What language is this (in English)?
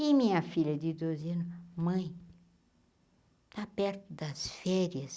Portuguese